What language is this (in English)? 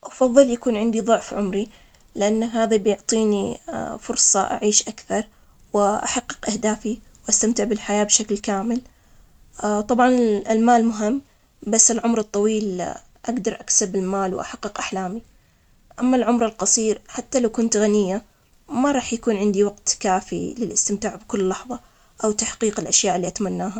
Omani Arabic